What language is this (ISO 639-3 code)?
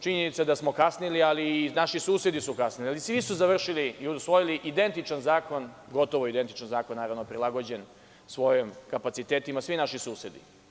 srp